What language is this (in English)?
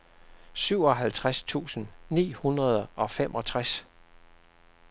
Danish